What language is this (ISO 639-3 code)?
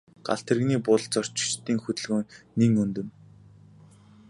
mon